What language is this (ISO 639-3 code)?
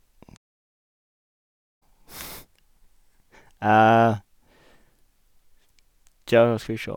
nor